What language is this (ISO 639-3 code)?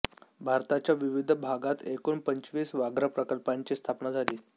mar